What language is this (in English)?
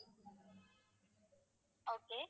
Tamil